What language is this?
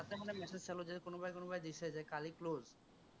Assamese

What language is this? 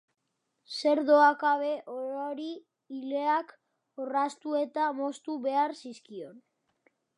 Basque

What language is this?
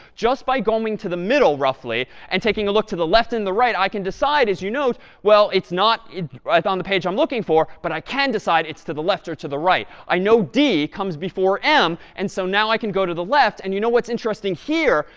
English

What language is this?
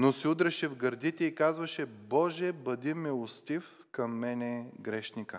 Bulgarian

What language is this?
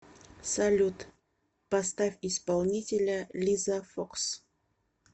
Russian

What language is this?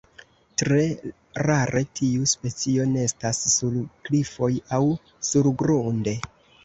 Esperanto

